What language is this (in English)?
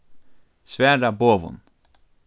Faroese